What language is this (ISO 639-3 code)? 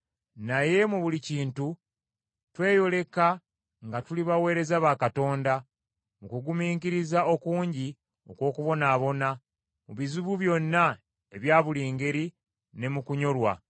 lug